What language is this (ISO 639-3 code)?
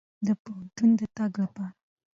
pus